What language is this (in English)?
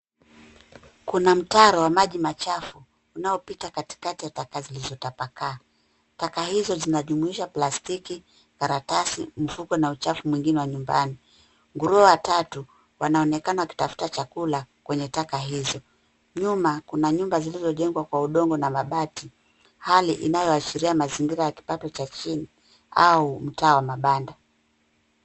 Swahili